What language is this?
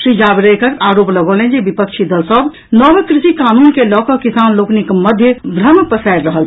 Maithili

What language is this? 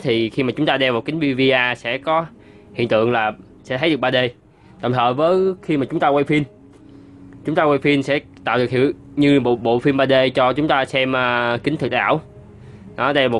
Vietnamese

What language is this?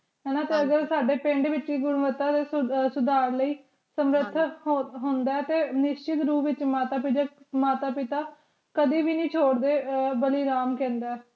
Punjabi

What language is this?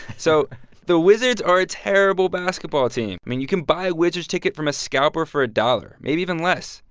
English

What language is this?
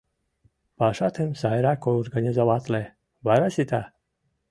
Mari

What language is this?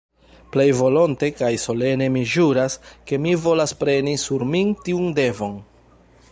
Esperanto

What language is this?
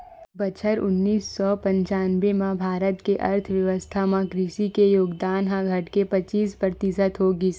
Chhattisgarhi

